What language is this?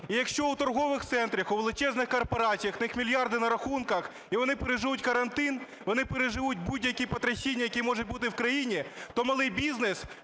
Ukrainian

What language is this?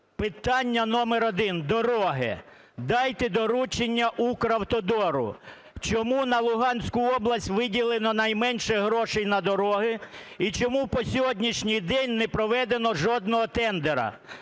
Ukrainian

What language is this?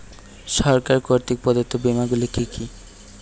Bangla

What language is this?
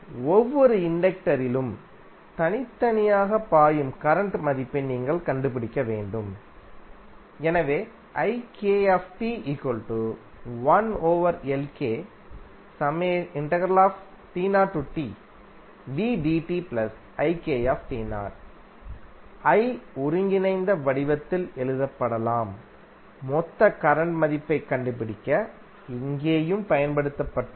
Tamil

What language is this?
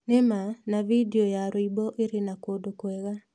Kikuyu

